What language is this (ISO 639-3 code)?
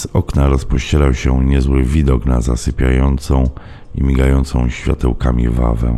pol